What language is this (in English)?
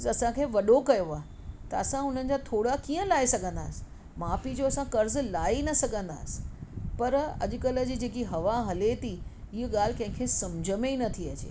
Sindhi